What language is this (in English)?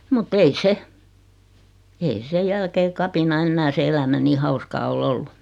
Finnish